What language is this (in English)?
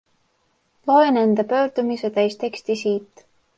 Estonian